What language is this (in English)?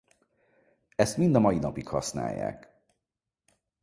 Hungarian